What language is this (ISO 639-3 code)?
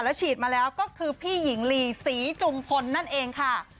tha